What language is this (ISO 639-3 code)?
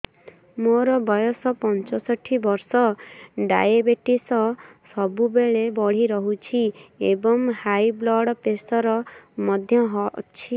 ori